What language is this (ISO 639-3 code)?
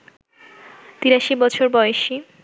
ben